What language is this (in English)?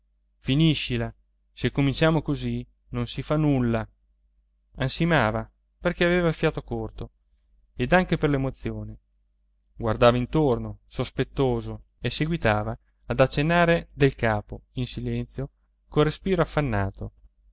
Italian